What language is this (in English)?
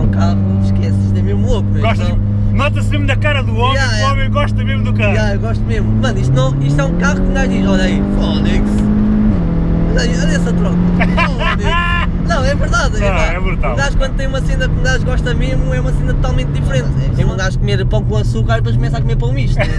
Portuguese